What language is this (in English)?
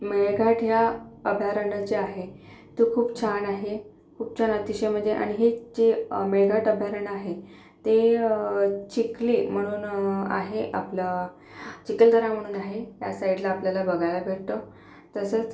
Marathi